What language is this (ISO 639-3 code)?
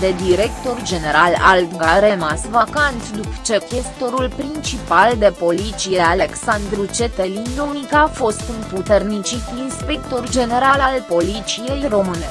ron